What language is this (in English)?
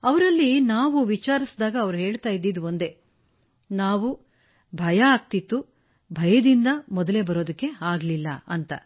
Kannada